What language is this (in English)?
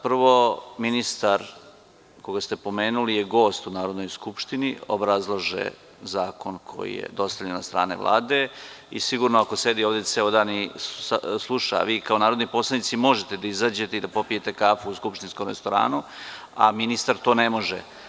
Serbian